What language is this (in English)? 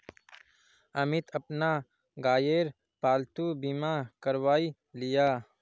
Magahi